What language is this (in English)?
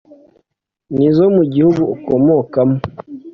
Kinyarwanda